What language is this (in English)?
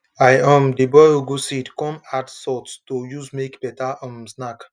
Nigerian Pidgin